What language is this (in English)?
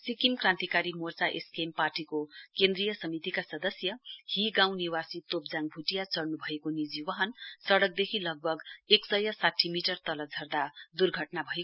Nepali